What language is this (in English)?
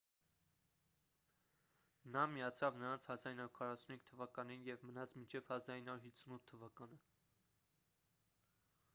Armenian